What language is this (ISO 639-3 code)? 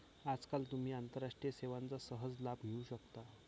mar